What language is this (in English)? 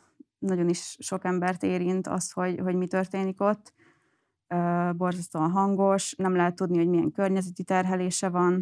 Hungarian